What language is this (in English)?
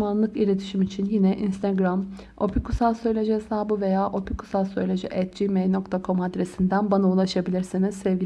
Turkish